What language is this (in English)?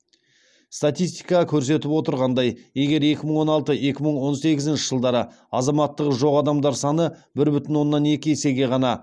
Kazakh